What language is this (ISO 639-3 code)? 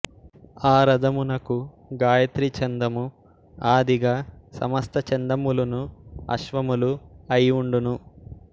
tel